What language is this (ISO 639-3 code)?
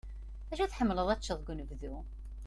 kab